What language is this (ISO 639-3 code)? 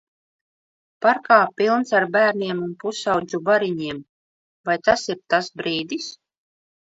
lav